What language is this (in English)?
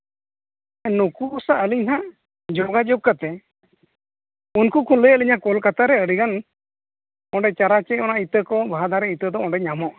Santali